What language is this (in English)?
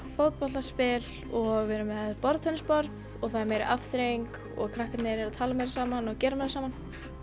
Icelandic